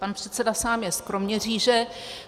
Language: Czech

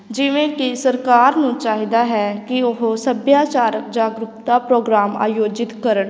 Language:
Punjabi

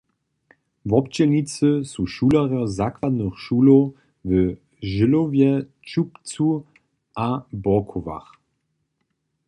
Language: Upper Sorbian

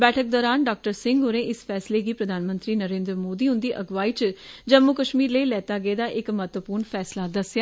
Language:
Dogri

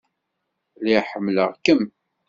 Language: Kabyle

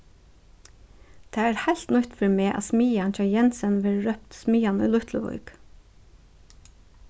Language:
Faroese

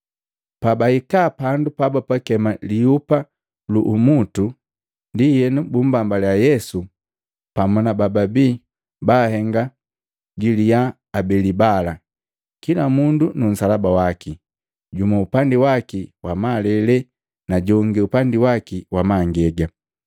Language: Matengo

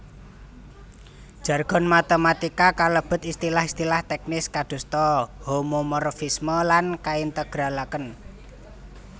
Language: Javanese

